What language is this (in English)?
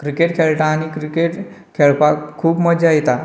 Konkani